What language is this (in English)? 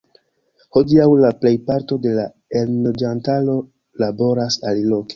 Esperanto